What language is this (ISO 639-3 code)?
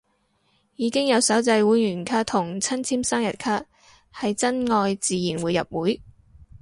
yue